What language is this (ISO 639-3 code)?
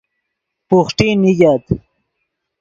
ydg